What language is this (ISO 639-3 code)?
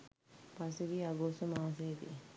sin